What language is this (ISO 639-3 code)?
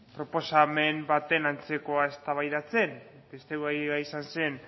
eus